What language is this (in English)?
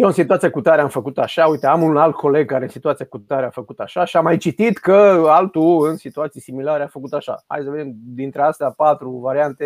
Romanian